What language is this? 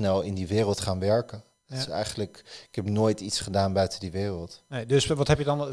Dutch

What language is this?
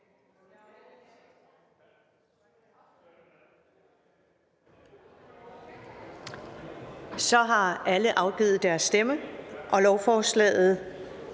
Danish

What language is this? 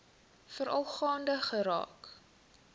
Afrikaans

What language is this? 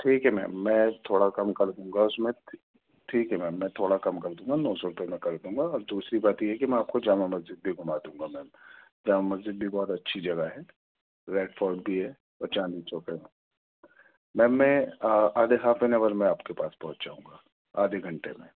Urdu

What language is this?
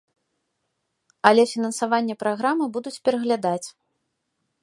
Belarusian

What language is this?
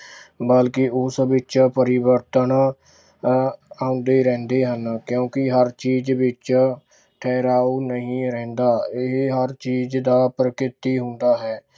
Punjabi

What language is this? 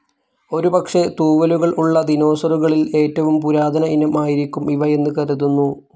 Malayalam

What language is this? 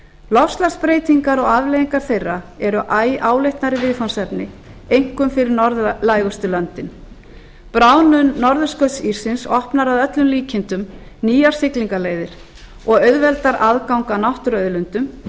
Icelandic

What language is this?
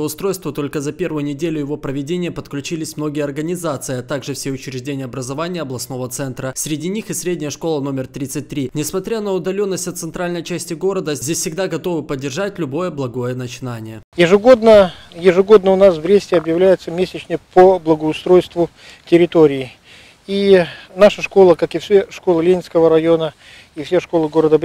Russian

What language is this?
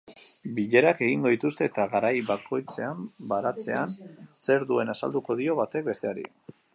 Basque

